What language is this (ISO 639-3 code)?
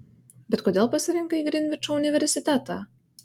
lit